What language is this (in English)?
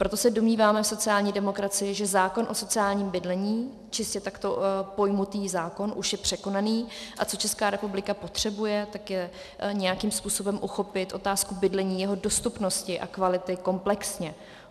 Czech